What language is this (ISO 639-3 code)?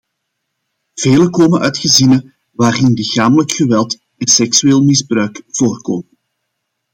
nld